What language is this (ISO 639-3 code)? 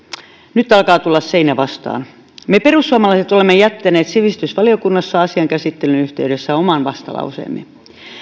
fin